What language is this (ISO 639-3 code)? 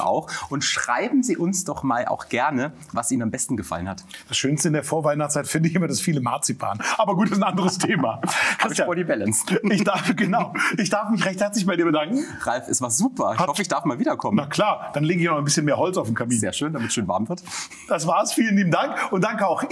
deu